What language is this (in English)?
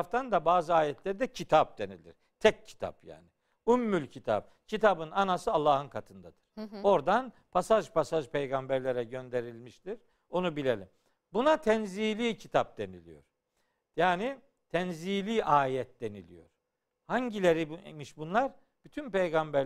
Turkish